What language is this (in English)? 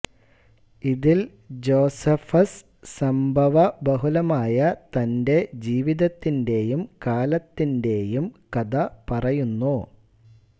Malayalam